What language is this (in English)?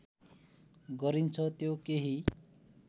Nepali